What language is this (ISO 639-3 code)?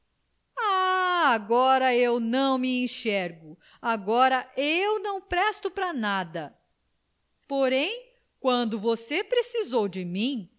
por